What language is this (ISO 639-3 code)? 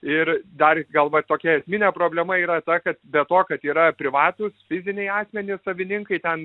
lit